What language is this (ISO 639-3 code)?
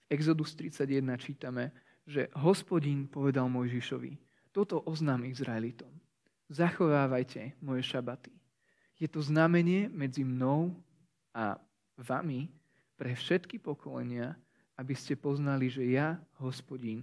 slk